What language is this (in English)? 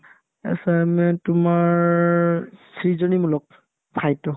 Assamese